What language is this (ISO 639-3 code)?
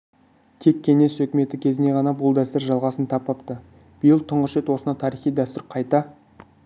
kaz